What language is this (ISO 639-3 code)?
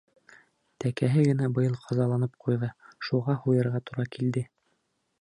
bak